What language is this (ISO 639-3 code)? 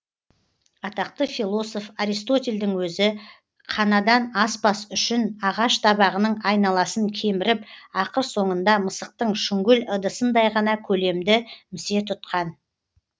kaz